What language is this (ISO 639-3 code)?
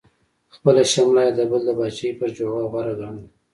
pus